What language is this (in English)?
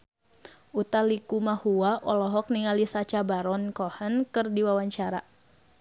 Sundanese